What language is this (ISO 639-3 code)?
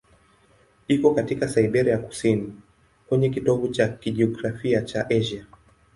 swa